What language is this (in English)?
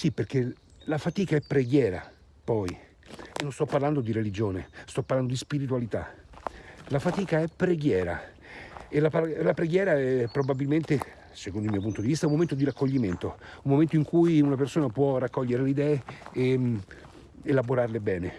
Italian